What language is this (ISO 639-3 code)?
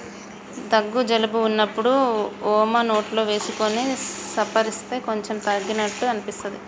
tel